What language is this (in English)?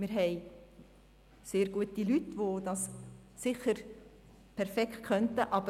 Swiss German